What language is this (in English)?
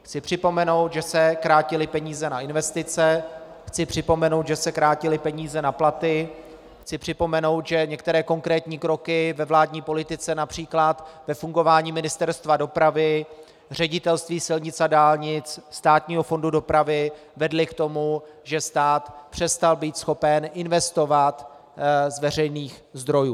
Czech